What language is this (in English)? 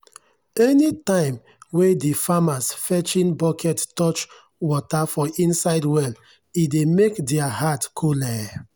Nigerian Pidgin